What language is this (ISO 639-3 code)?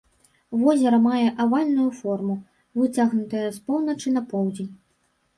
bel